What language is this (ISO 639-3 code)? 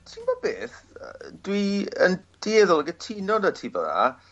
cym